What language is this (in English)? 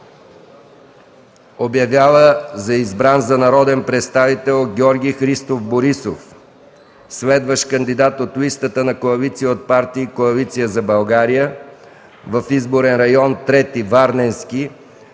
Bulgarian